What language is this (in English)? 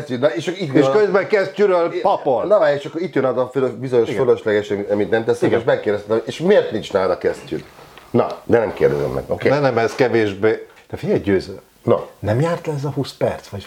Hungarian